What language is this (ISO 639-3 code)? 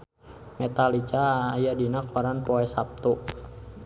sun